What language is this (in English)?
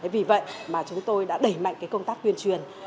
Vietnamese